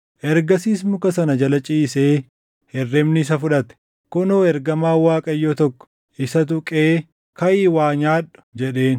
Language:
Oromo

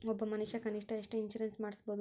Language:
Kannada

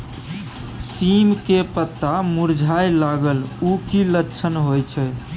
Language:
Maithili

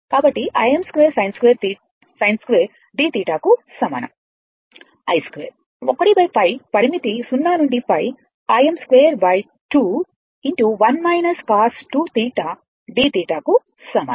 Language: Telugu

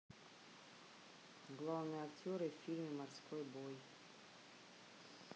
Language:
Russian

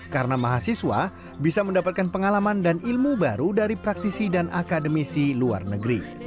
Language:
Indonesian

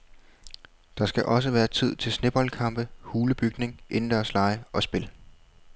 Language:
Danish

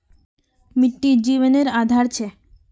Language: Magahi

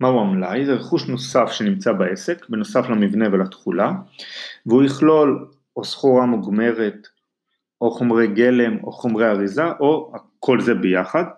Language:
Hebrew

